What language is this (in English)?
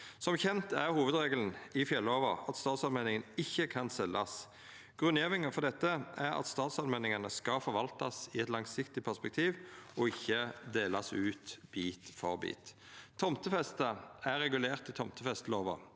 Norwegian